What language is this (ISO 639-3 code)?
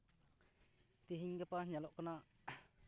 sat